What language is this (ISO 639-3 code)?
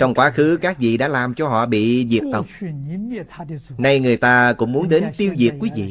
vie